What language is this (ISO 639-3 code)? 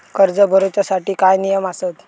mar